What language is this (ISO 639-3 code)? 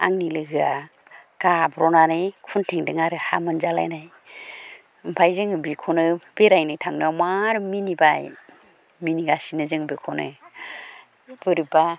brx